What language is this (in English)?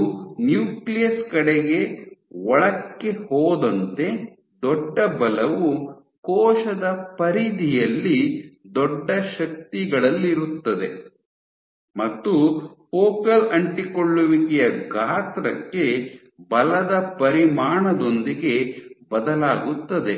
Kannada